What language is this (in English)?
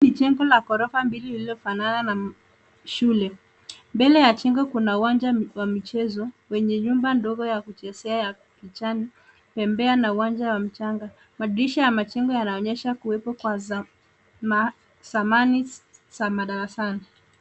Swahili